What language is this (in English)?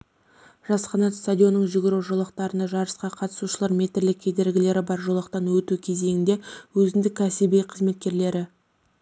Kazakh